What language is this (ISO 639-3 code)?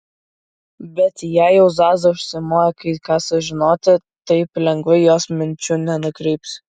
lit